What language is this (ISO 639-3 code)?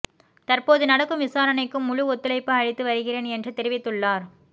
tam